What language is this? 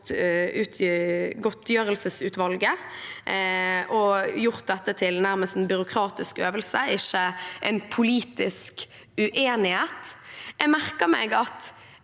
Norwegian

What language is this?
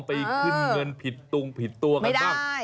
Thai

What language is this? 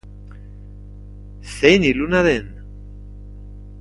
Basque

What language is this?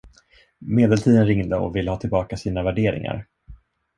Swedish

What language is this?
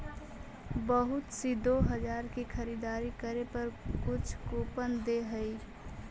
Magahi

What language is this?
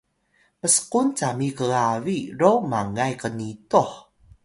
Atayal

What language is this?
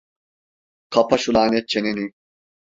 Turkish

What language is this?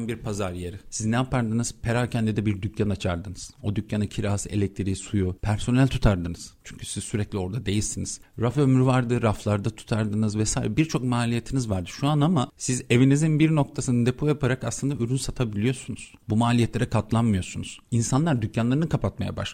Turkish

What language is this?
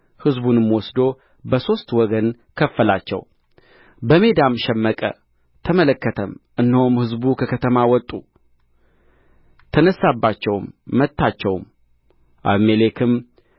Amharic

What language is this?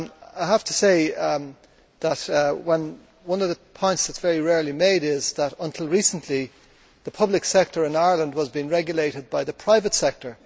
English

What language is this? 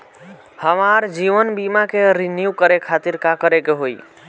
Bhojpuri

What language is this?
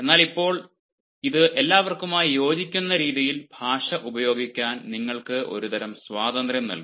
Malayalam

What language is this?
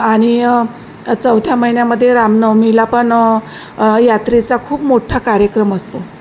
Marathi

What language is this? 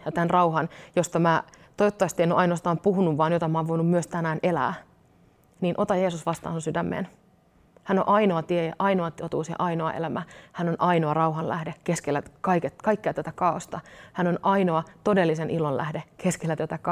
Finnish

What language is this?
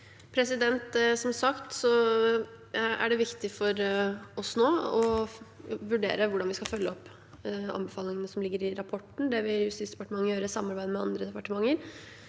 Norwegian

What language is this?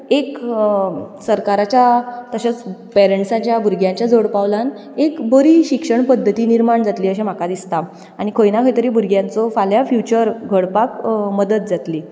Konkani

